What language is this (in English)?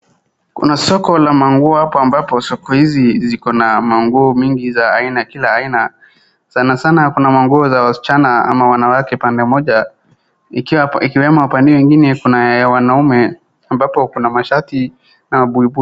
Swahili